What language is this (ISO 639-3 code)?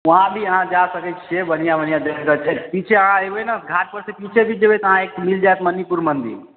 mai